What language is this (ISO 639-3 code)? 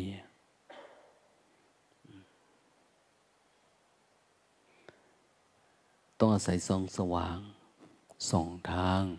tha